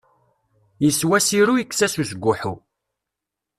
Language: Kabyle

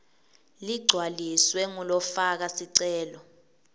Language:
Swati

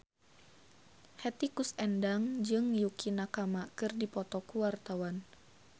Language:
Sundanese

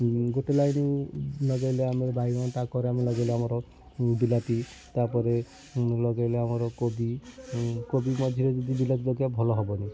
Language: Odia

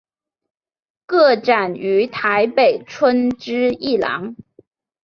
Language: Chinese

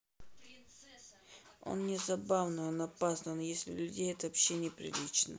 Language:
Russian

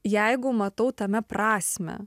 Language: Lithuanian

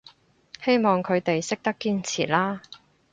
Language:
Cantonese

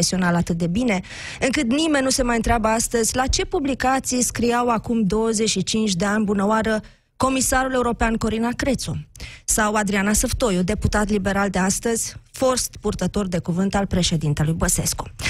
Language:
Romanian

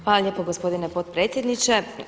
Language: Croatian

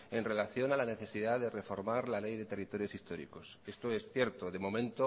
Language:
Spanish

